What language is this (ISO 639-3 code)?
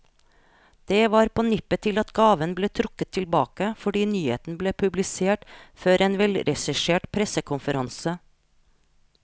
nor